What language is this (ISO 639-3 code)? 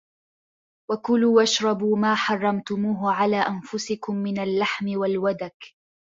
ara